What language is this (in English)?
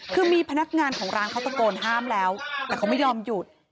Thai